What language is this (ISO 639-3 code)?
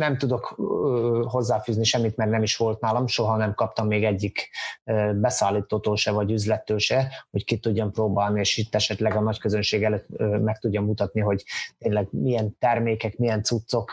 hun